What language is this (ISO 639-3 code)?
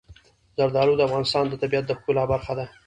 pus